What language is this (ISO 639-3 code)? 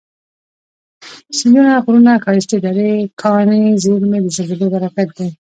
pus